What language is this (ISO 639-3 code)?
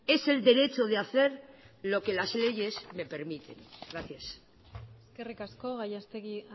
spa